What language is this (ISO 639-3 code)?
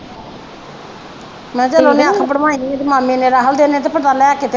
pan